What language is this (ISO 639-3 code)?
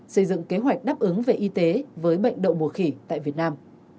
vie